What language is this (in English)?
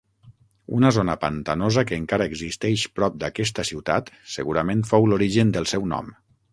Catalan